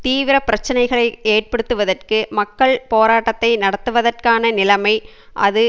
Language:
Tamil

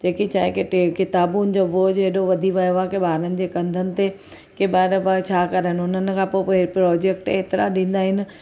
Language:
Sindhi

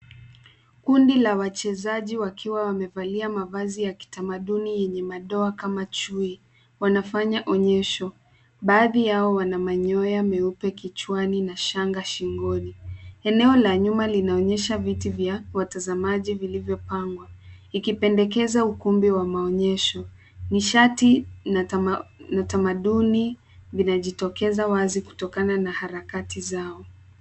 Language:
Swahili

